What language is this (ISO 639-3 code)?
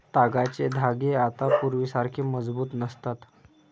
mar